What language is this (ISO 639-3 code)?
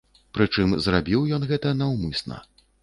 bel